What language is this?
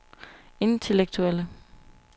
Danish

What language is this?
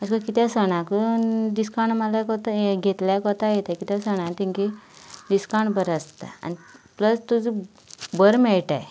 Konkani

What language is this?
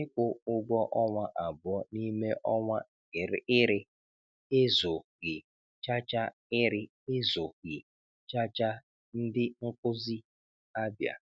Igbo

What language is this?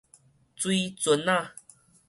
Min Nan Chinese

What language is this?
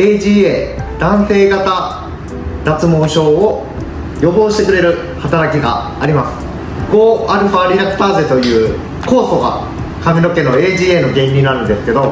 Japanese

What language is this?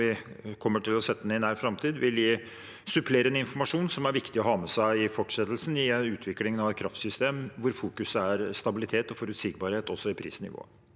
Norwegian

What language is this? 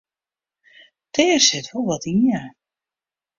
Western Frisian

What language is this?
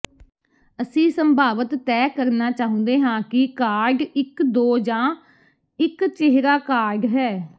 Punjabi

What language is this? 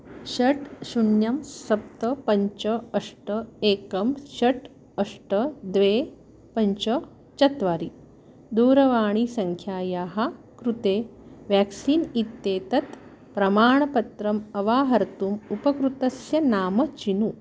Sanskrit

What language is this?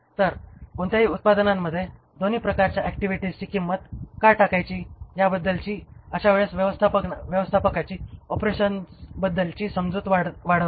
Marathi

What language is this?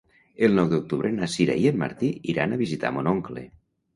Catalan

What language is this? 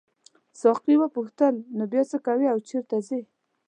Pashto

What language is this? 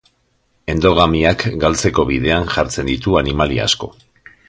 Basque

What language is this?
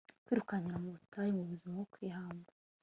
Kinyarwanda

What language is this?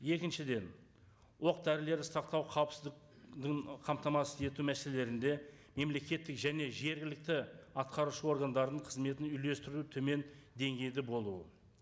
Kazakh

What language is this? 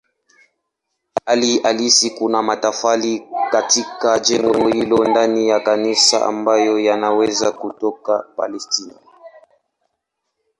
Swahili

